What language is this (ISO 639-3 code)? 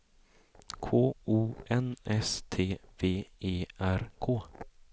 swe